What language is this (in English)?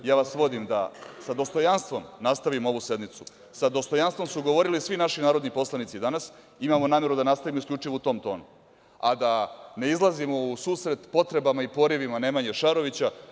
Serbian